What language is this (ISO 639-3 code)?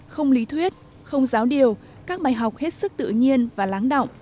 vie